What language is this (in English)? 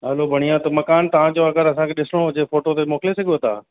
Sindhi